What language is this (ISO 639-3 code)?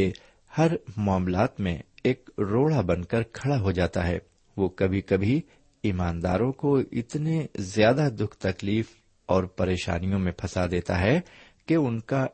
urd